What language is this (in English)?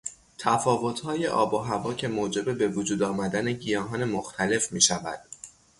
Persian